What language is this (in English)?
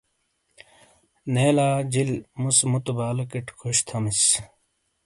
Shina